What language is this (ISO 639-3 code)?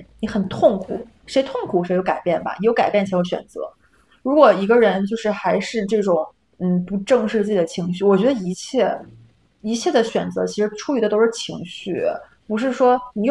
zho